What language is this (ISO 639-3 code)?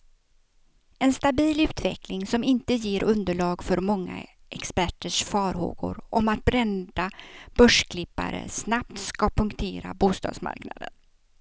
swe